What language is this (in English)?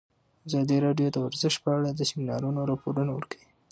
Pashto